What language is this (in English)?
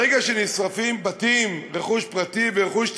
Hebrew